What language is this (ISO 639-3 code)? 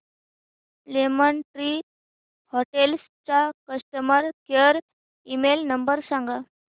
mar